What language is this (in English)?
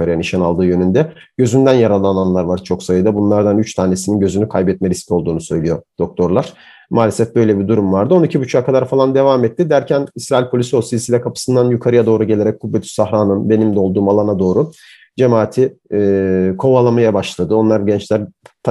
Turkish